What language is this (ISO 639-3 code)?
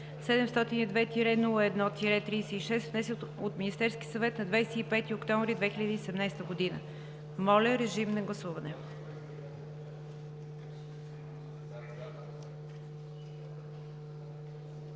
bul